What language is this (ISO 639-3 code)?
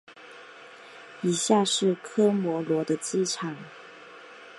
zho